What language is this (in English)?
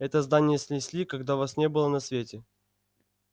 Russian